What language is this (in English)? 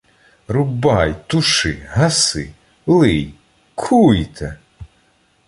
Ukrainian